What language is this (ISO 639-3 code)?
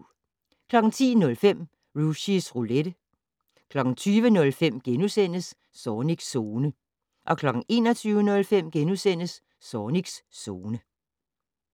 dan